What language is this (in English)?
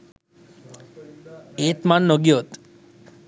Sinhala